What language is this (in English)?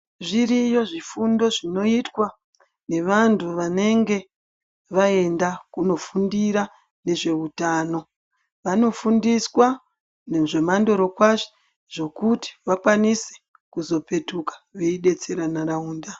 Ndau